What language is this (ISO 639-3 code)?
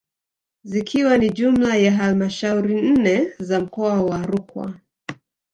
swa